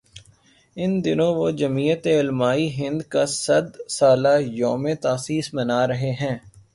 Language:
Urdu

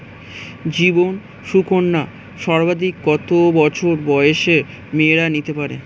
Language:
Bangla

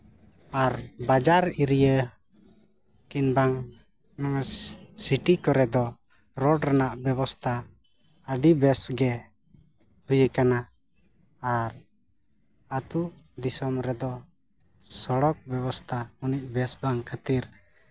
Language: Santali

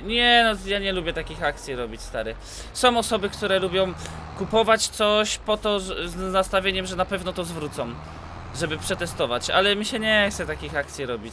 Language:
Polish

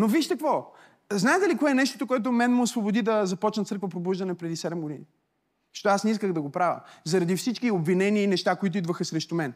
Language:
Bulgarian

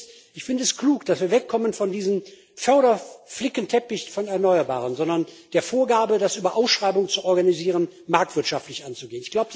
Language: German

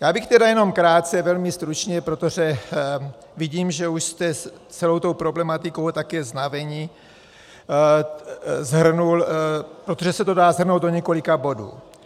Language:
Czech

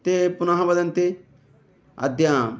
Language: Sanskrit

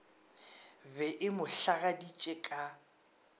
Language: Northern Sotho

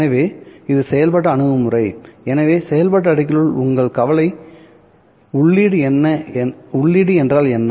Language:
Tamil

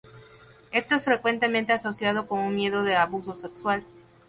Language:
Spanish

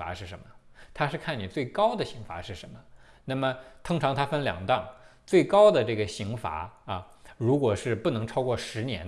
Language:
Chinese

